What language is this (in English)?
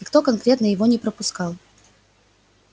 Russian